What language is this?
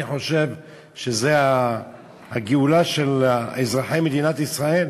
Hebrew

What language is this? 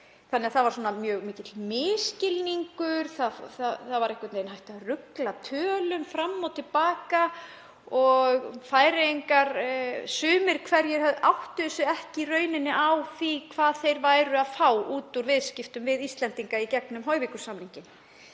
Icelandic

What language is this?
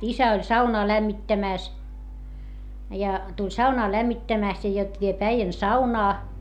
Finnish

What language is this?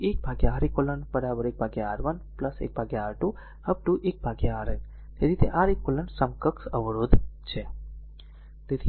Gujarati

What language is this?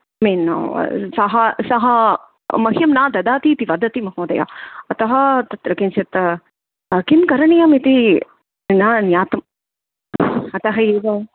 Sanskrit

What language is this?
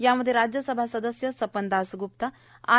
Marathi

